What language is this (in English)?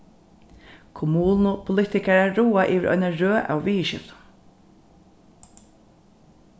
Faroese